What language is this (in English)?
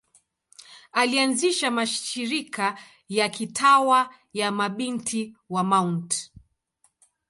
Swahili